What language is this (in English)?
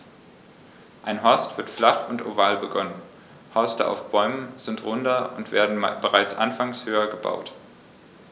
German